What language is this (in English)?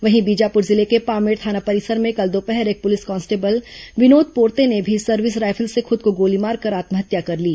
Hindi